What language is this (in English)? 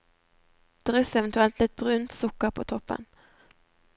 Norwegian